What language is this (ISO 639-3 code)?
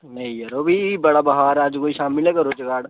doi